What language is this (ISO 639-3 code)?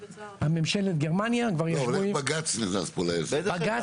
heb